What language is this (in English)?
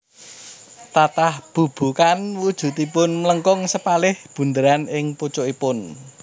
Javanese